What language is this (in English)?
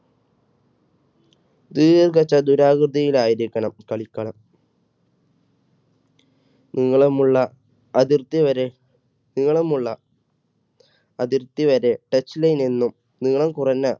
Malayalam